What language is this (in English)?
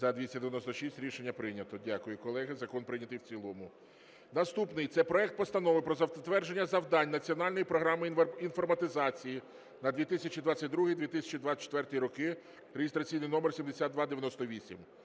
Ukrainian